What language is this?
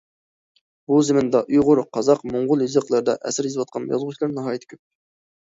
Uyghur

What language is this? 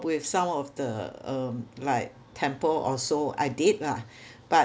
English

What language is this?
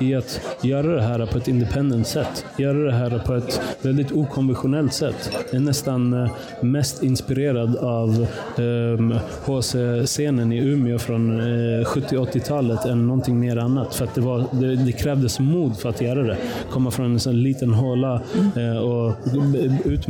Swedish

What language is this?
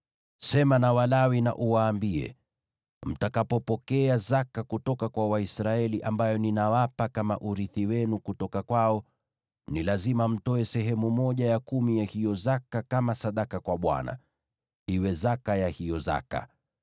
Swahili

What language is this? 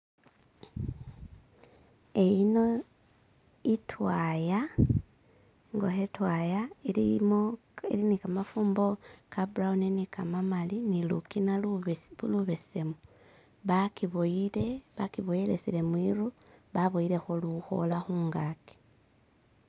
Masaaba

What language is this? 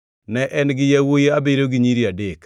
Luo (Kenya and Tanzania)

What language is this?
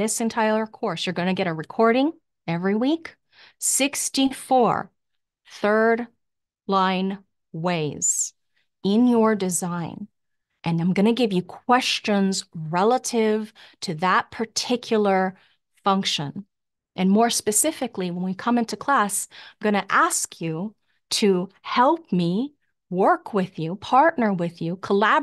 English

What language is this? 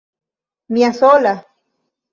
Esperanto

